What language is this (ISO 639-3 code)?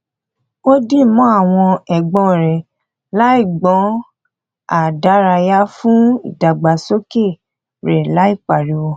yor